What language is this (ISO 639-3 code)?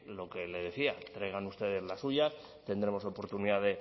spa